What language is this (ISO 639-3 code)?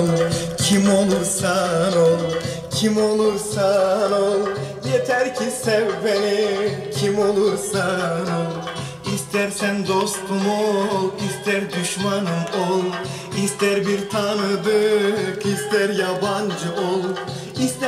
tur